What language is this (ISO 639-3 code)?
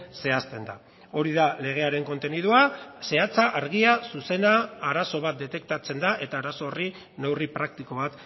eus